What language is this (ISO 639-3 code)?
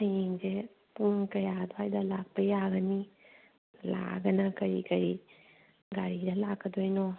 mni